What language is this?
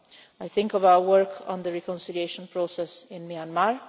English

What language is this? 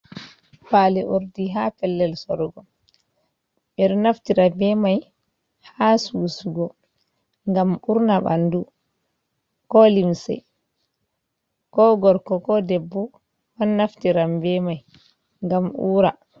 Fula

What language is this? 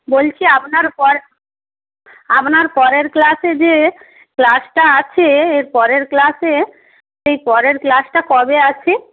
Bangla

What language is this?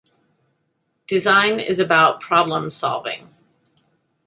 English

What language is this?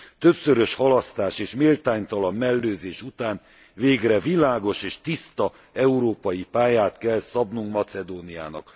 Hungarian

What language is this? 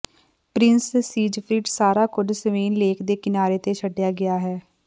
Punjabi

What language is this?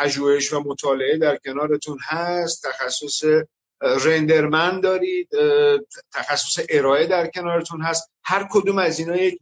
Persian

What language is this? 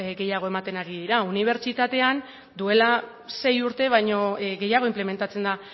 Basque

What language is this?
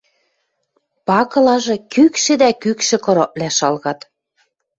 Western Mari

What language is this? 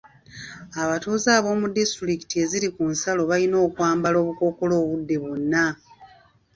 Ganda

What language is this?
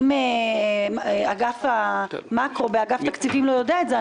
Hebrew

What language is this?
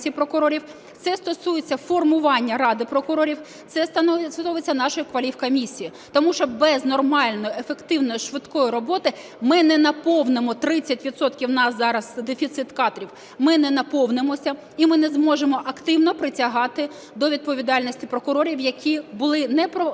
Ukrainian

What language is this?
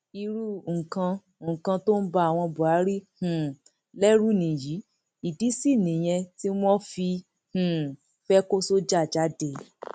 Yoruba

